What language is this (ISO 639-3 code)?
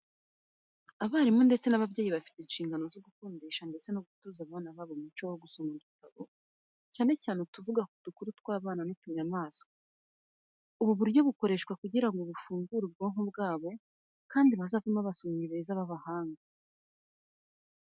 kin